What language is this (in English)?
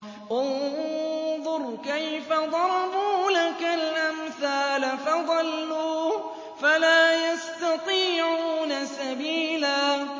Arabic